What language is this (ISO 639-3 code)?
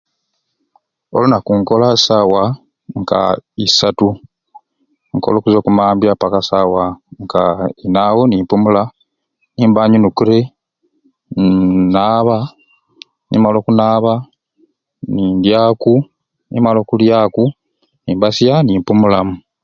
ruc